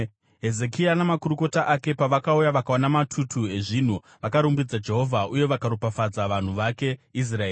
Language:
Shona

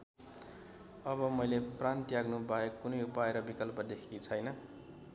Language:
Nepali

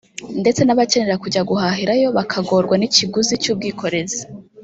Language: Kinyarwanda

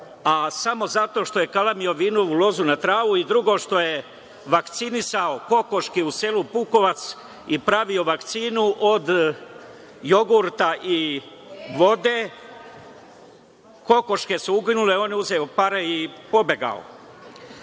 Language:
Serbian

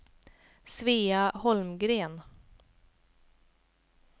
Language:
Swedish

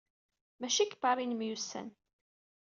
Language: Kabyle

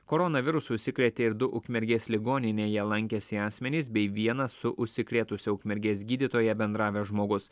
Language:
Lithuanian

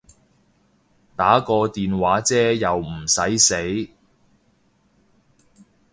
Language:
Cantonese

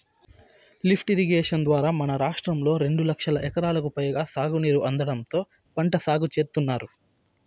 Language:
Telugu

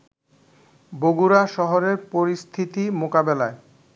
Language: Bangla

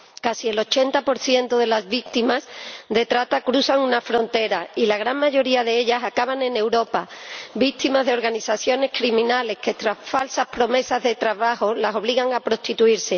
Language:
Spanish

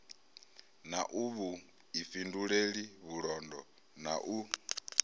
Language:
Venda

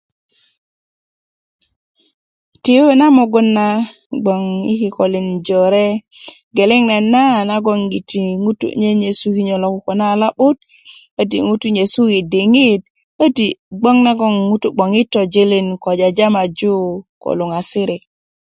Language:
Kuku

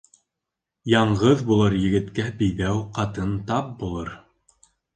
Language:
Bashkir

